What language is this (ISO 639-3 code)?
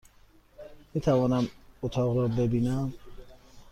fas